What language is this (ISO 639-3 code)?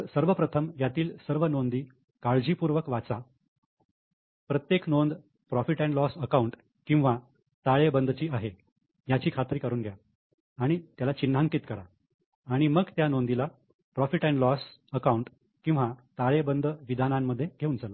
mar